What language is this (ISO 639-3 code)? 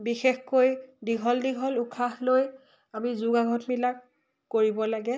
asm